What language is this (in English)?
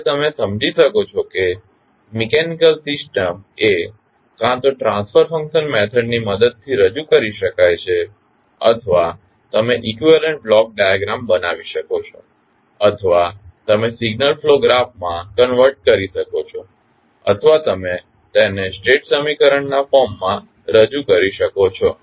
Gujarati